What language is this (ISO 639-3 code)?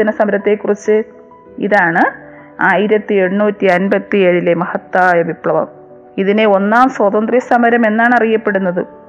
mal